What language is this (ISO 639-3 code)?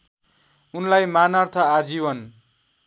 nep